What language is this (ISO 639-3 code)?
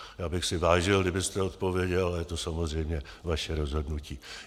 ces